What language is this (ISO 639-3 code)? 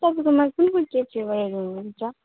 nep